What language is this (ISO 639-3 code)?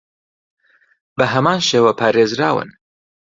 ckb